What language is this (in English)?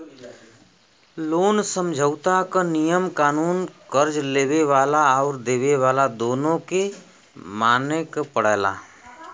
Bhojpuri